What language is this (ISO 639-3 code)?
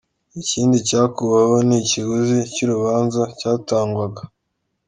kin